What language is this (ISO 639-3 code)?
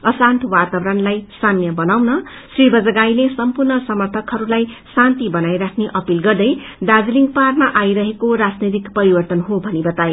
nep